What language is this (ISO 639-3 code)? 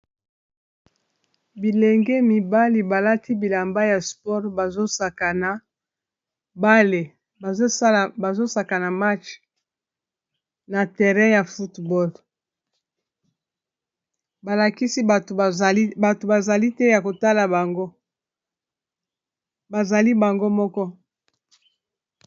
lin